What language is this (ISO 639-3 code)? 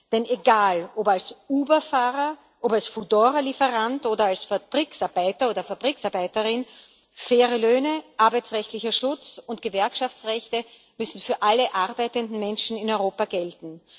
deu